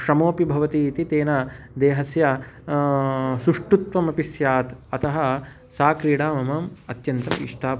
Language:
Sanskrit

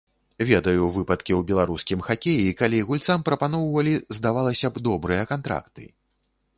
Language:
Belarusian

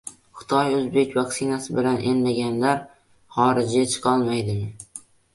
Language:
Uzbek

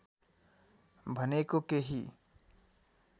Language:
Nepali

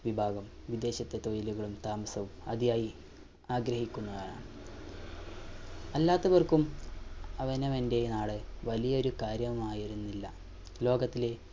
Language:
Malayalam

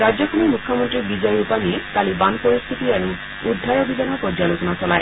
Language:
Assamese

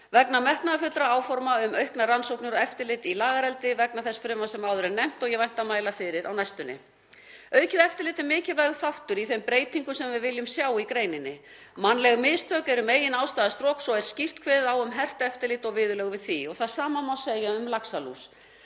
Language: Icelandic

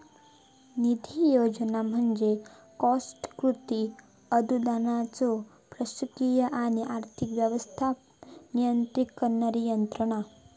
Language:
Marathi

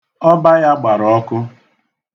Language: Igbo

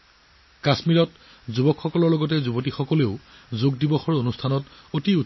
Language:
Assamese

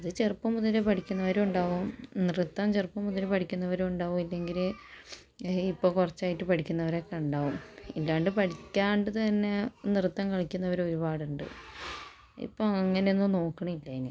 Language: Malayalam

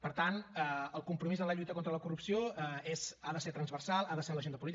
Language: Catalan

